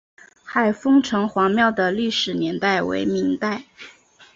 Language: Chinese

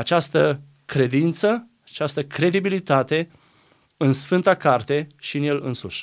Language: Romanian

